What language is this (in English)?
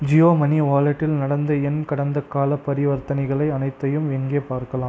Tamil